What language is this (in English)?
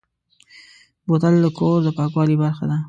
Pashto